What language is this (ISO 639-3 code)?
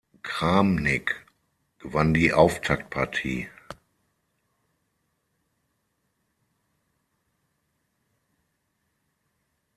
deu